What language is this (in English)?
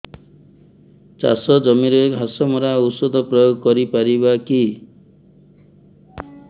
Odia